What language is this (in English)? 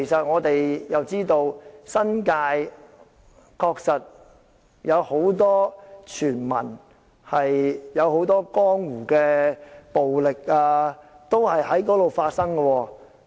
Cantonese